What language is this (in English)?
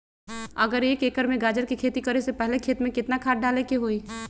Magahi